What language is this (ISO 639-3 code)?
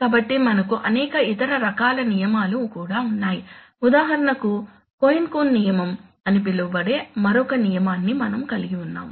tel